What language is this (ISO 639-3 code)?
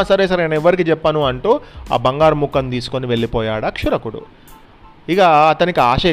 tel